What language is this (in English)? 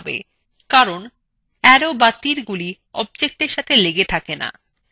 Bangla